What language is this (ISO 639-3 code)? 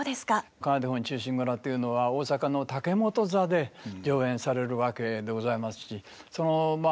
jpn